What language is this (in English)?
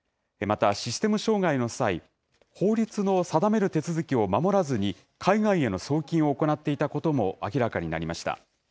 Japanese